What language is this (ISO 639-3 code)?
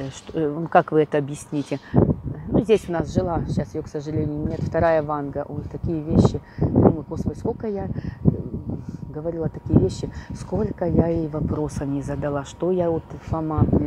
rus